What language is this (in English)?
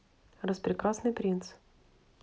Russian